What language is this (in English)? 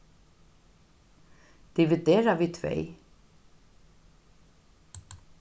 Faroese